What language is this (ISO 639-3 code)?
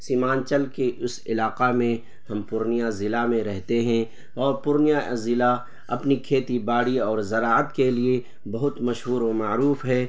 urd